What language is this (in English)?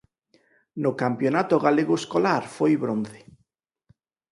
Galician